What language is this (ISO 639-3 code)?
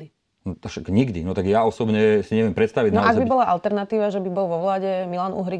slk